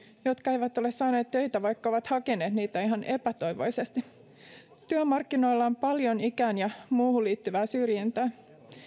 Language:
Finnish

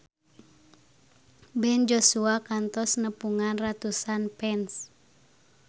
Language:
Sundanese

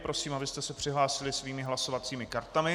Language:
Czech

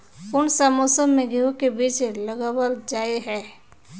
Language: Magahi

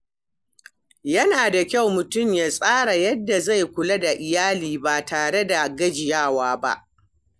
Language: Hausa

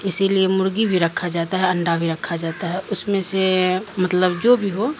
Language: Urdu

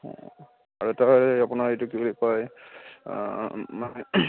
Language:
Assamese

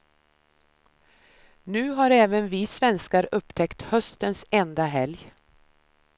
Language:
Swedish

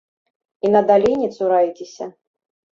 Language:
Belarusian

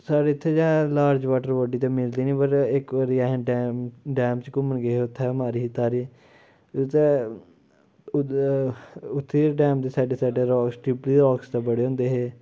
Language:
Dogri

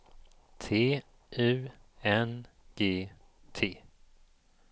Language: Swedish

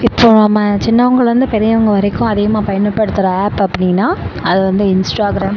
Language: Tamil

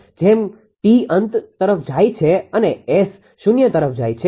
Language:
Gujarati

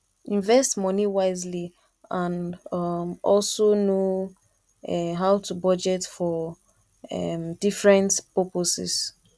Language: Nigerian Pidgin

